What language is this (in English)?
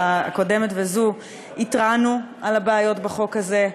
Hebrew